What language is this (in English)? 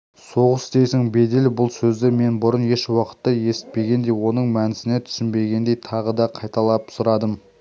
Kazakh